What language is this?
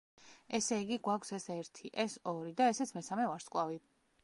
Georgian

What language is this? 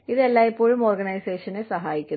Malayalam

